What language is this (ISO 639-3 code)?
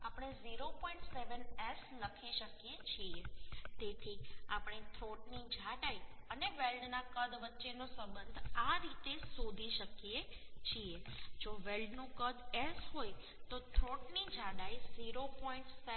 guj